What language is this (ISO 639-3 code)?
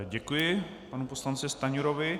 ces